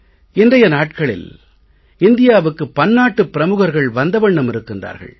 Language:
Tamil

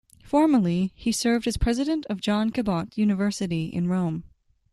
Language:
English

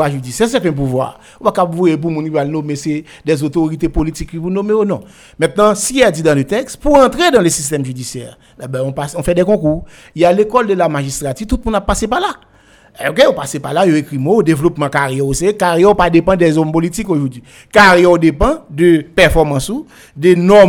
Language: French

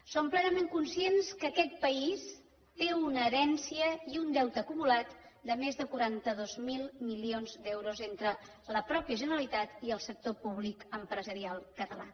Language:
Catalan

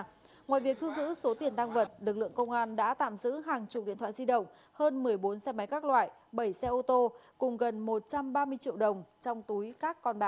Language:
Vietnamese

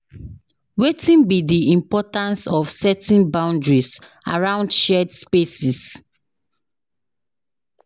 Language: Nigerian Pidgin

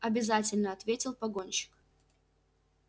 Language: Russian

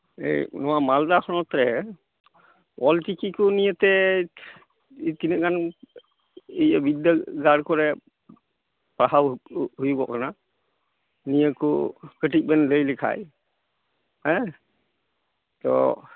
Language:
Santali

